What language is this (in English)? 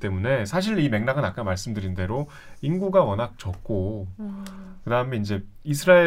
Korean